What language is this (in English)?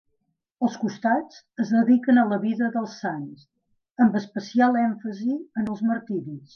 Catalan